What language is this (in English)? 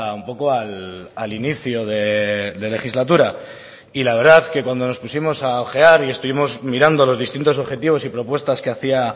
Spanish